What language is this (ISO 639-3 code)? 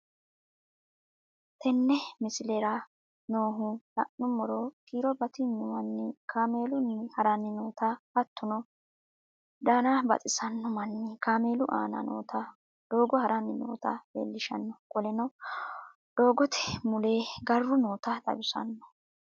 sid